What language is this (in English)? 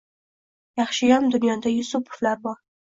Uzbek